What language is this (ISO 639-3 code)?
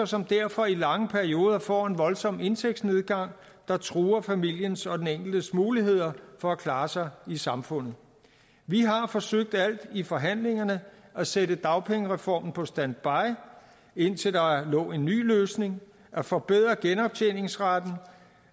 dan